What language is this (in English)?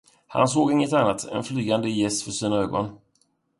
Swedish